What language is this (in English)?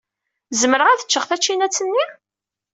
Kabyle